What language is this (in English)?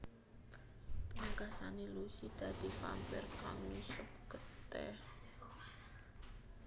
Javanese